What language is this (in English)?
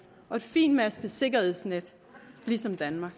Danish